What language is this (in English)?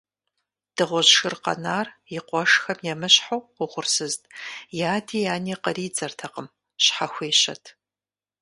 Kabardian